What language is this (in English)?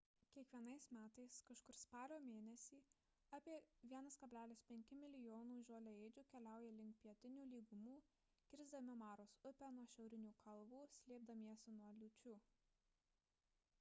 Lithuanian